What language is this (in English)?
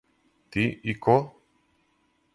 Serbian